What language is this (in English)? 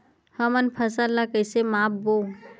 Chhattisgarhi